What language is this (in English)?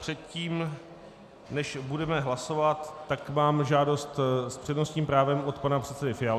Czech